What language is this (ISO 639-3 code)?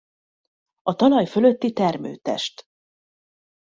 hun